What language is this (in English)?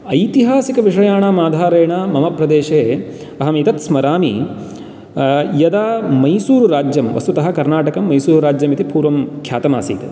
Sanskrit